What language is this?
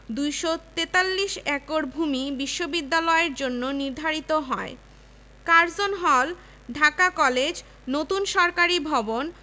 Bangla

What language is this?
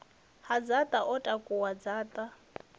Venda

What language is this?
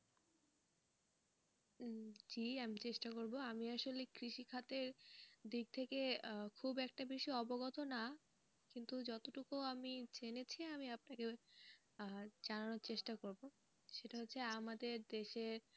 Bangla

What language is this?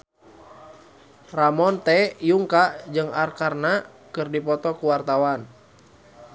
Sundanese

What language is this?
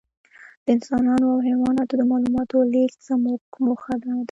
Pashto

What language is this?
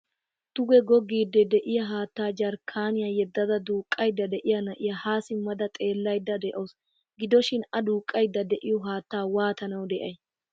Wolaytta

